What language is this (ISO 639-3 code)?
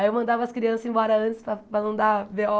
por